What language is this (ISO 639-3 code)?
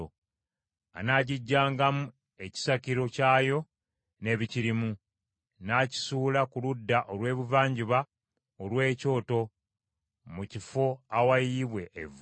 lug